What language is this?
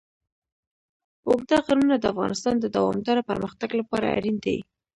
Pashto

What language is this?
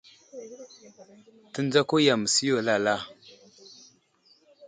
Wuzlam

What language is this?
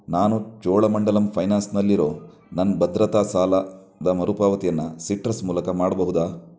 Kannada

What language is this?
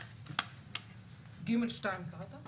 Hebrew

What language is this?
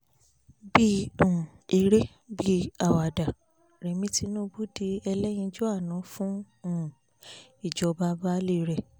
Yoruba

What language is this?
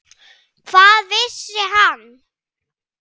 Icelandic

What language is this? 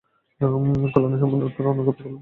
Bangla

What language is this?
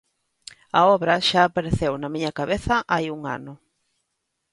Galician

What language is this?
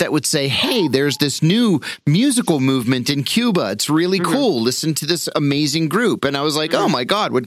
English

